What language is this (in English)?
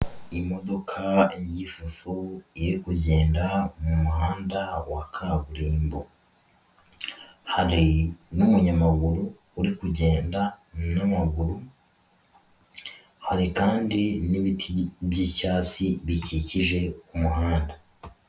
Kinyarwanda